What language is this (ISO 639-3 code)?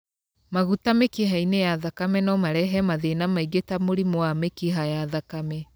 kik